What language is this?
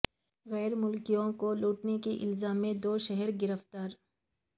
Urdu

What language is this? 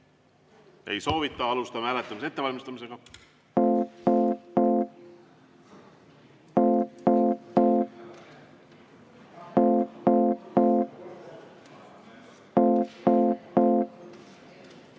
Estonian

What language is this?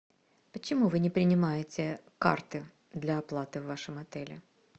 Russian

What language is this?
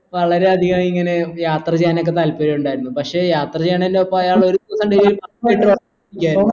Malayalam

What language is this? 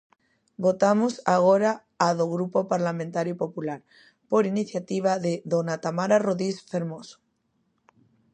Galician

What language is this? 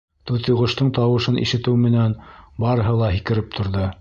Bashkir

